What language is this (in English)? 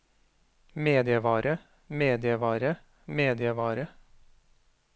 Norwegian